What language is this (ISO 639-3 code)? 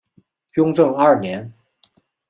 zho